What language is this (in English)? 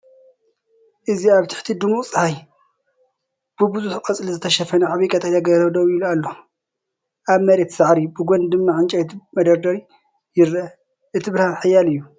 Tigrinya